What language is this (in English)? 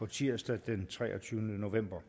Danish